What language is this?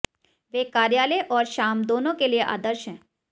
Hindi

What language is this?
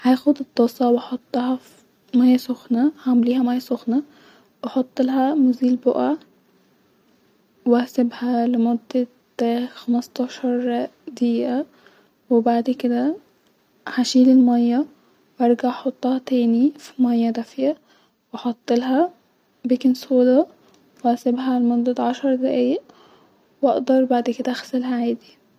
Egyptian Arabic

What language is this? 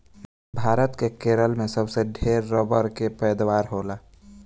Bhojpuri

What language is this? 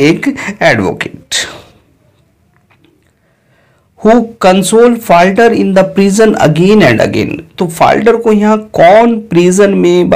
Hindi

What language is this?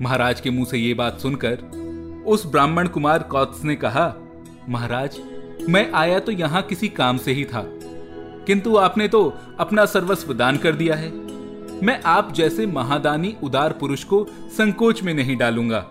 Hindi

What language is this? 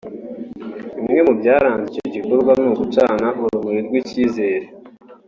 Kinyarwanda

